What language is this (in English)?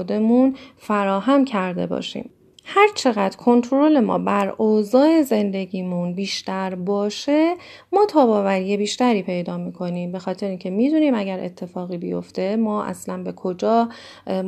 Persian